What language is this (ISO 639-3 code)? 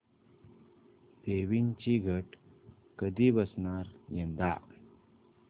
mar